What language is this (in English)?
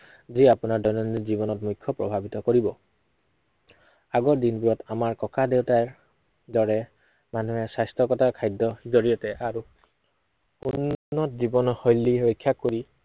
Assamese